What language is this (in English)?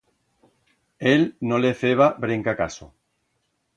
Aragonese